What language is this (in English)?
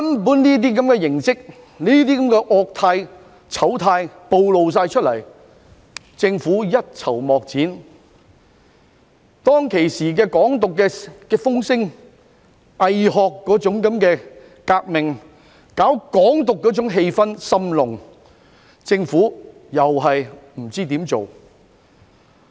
Cantonese